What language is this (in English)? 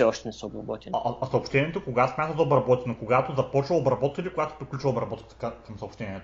Bulgarian